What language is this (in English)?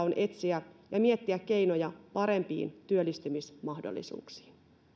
Finnish